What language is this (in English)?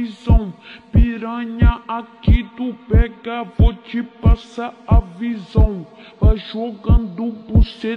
Portuguese